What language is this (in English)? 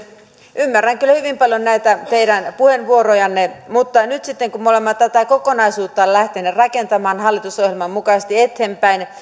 Finnish